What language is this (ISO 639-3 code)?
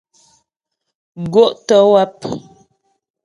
bbj